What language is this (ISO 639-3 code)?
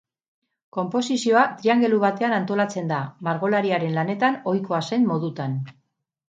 eus